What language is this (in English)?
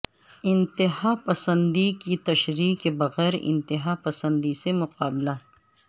Urdu